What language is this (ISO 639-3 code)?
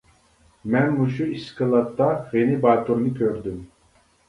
uig